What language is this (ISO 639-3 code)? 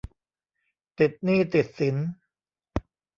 tha